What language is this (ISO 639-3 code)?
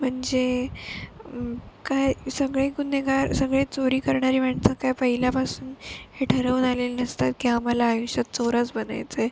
mar